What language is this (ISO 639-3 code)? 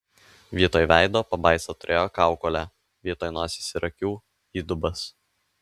lit